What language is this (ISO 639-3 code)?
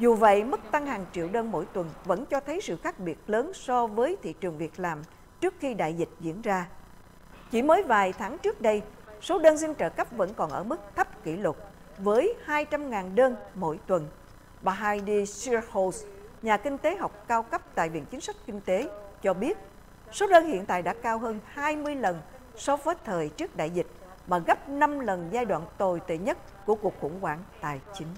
vie